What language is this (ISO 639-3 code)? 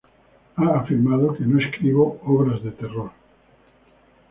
spa